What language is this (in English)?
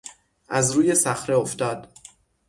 Persian